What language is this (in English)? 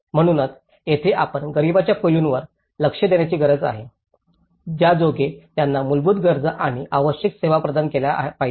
Marathi